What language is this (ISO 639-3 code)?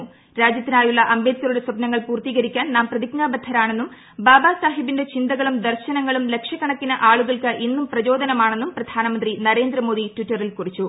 mal